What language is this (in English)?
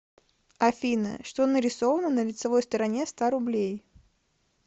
Russian